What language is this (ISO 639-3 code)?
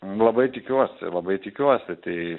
lit